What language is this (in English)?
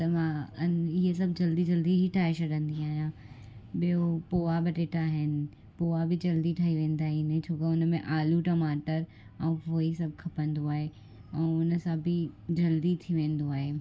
Sindhi